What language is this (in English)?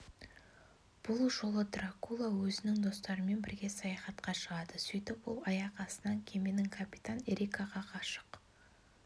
Kazakh